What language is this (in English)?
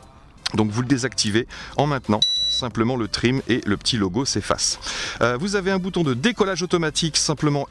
French